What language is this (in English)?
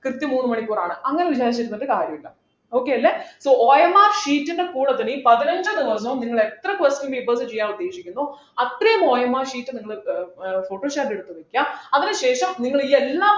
Malayalam